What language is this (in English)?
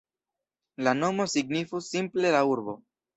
Esperanto